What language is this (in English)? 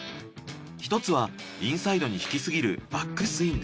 Japanese